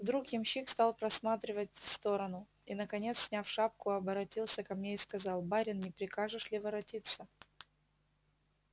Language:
Russian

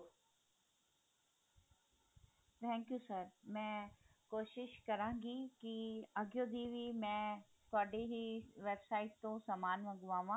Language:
Punjabi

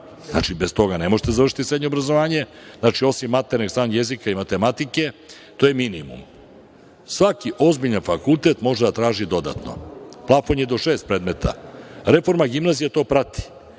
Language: Serbian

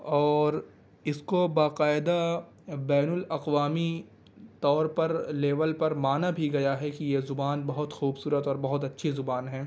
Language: Urdu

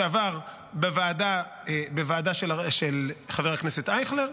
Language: Hebrew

